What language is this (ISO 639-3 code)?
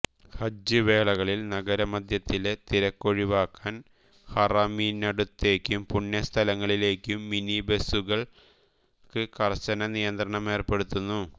mal